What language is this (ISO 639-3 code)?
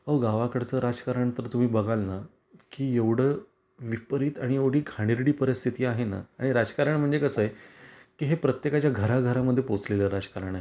mar